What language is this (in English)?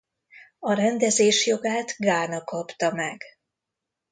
Hungarian